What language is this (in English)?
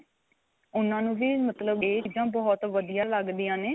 Punjabi